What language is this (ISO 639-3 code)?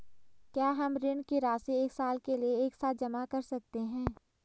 hin